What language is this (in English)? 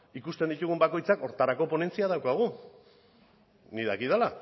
Basque